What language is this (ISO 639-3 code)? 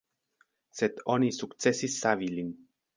epo